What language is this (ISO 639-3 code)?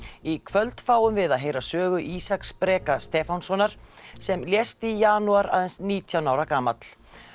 isl